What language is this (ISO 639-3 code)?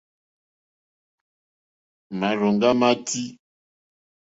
bri